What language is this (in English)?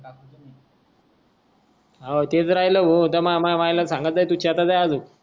Marathi